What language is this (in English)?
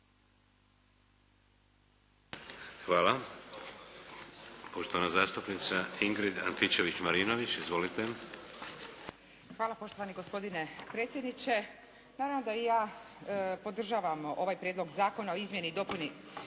Croatian